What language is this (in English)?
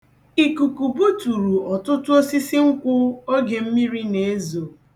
Igbo